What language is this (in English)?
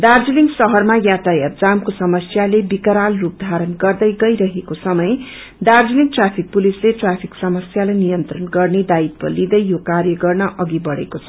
Nepali